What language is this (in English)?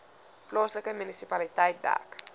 Afrikaans